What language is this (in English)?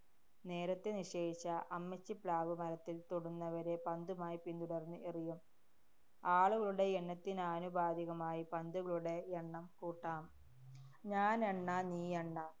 Malayalam